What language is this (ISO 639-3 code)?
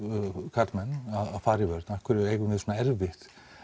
isl